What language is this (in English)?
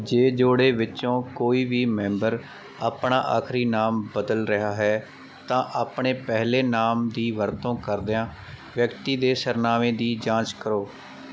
Punjabi